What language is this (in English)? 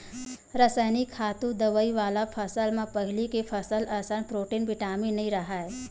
Chhattisgarhi